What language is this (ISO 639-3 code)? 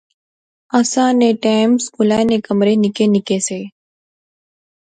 phr